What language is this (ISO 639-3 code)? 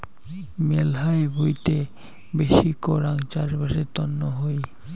ben